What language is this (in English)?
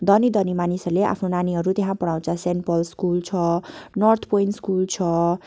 Nepali